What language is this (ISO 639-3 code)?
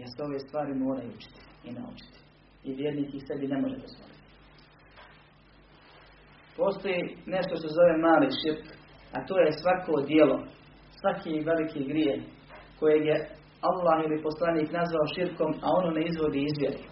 hrv